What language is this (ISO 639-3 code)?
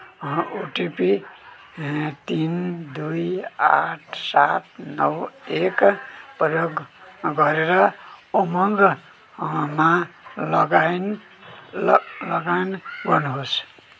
nep